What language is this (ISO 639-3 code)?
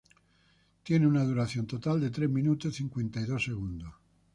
spa